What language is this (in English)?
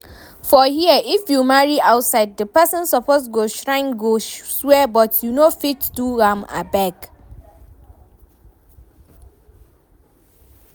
Nigerian Pidgin